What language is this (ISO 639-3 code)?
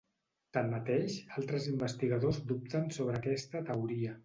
cat